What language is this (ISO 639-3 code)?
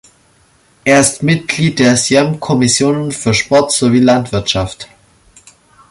deu